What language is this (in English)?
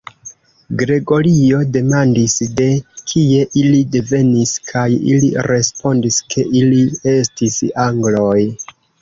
Esperanto